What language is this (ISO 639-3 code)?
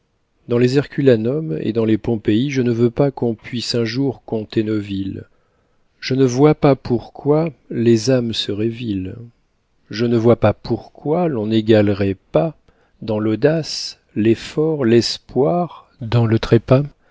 fra